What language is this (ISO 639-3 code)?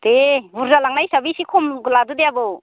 brx